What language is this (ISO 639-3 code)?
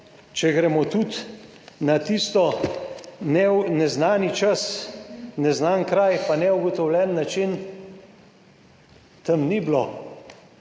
slv